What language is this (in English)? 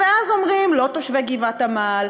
Hebrew